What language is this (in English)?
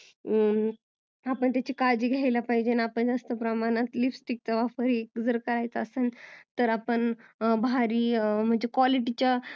Marathi